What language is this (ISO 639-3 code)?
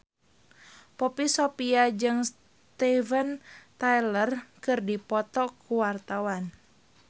sun